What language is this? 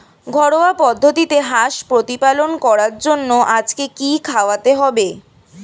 Bangla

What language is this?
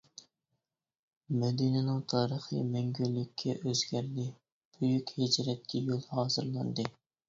Uyghur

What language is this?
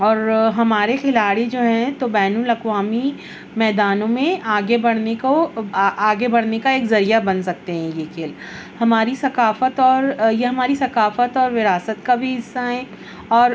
Urdu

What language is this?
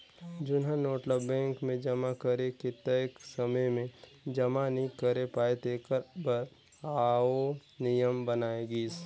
Chhattisgarhi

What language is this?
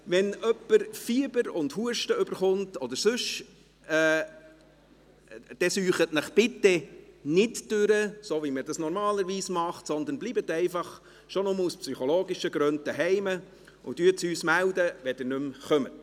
Swiss German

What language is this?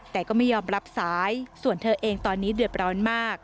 Thai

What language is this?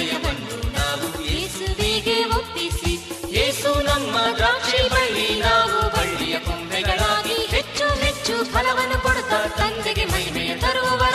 Kannada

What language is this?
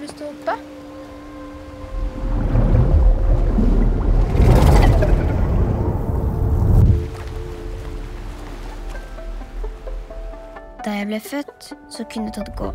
Norwegian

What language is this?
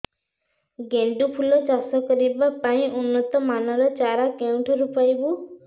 Odia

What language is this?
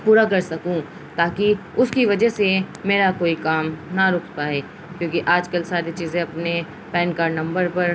Urdu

